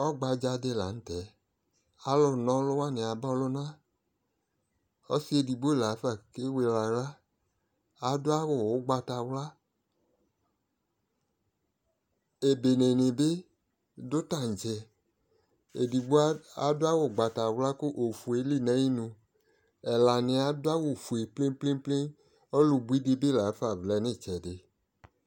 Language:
Ikposo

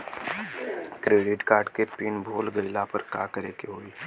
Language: Bhojpuri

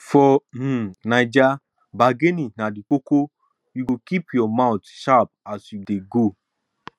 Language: Nigerian Pidgin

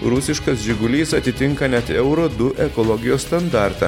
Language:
Lithuanian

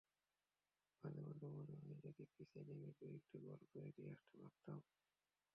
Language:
Bangla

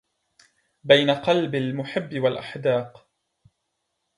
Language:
Arabic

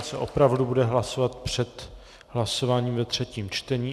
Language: Czech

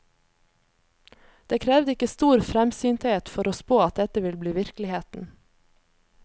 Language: Norwegian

